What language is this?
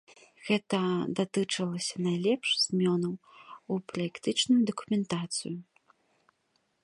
Belarusian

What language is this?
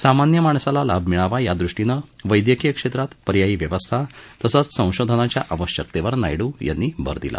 Marathi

